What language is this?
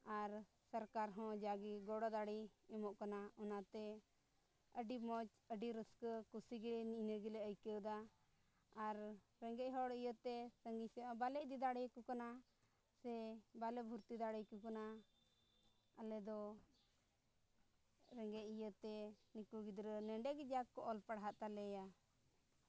Santali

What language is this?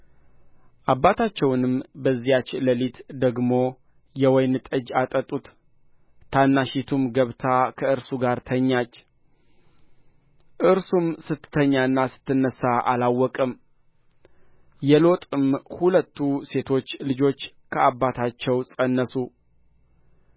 Amharic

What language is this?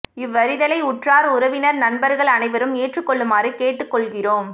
Tamil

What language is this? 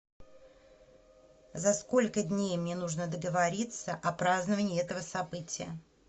Russian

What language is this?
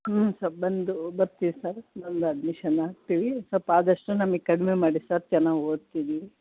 Kannada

